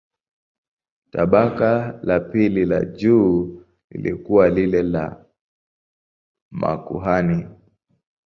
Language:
Swahili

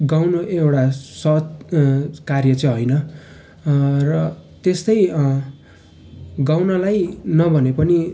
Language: Nepali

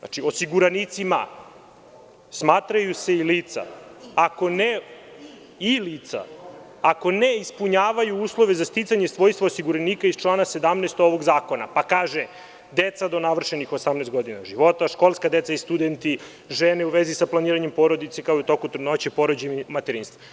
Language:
Serbian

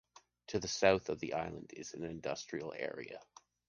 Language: English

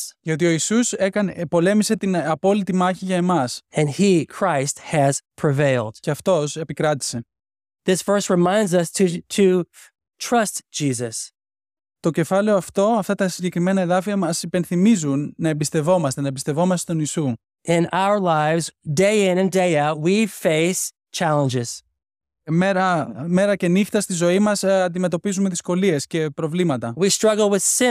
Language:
Greek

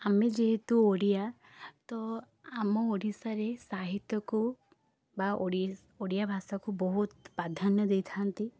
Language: Odia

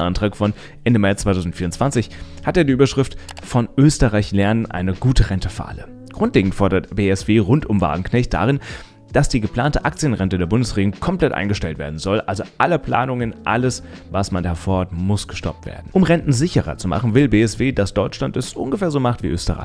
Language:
German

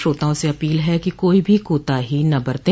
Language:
Hindi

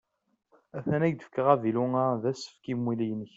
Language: Kabyle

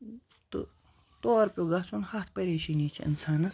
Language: Kashmiri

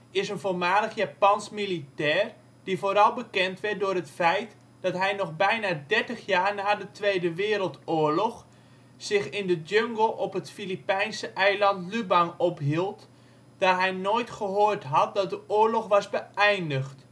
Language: Dutch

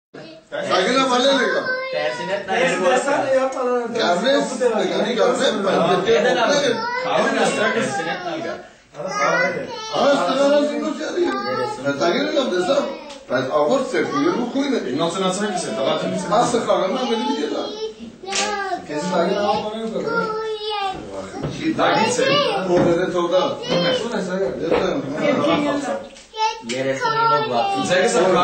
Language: Greek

